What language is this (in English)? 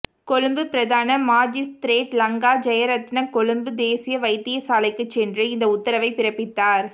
Tamil